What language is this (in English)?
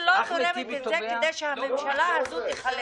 Hebrew